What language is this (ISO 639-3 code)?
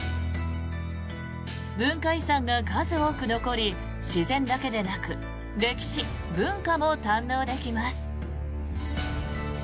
jpn